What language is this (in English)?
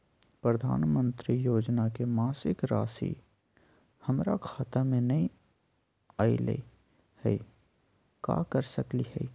Magahi